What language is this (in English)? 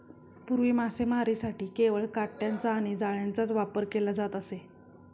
Marathi